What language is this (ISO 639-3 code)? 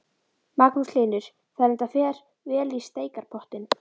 isl